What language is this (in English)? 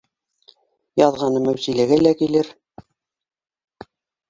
Bashkir